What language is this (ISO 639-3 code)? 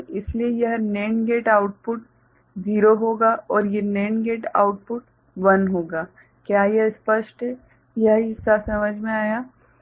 hin